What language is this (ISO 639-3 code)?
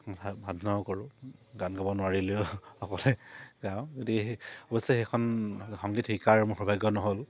asm